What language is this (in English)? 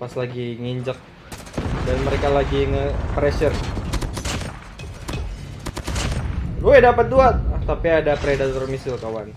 Indonesian